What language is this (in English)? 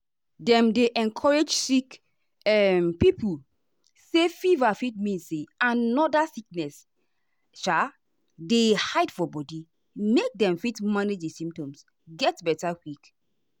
Nigerian Pidgin